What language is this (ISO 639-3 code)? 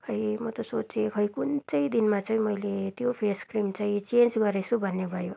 nep